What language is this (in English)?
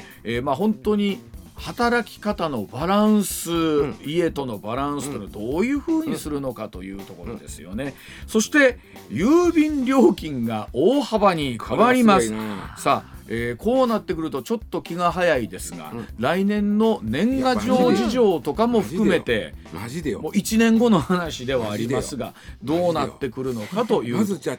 Japanese